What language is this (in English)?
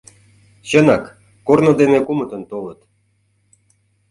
Mari